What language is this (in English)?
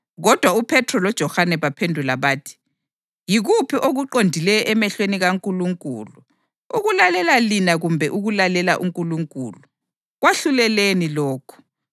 North Ndebele